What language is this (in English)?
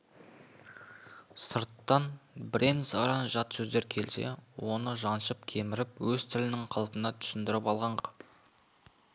Kazakh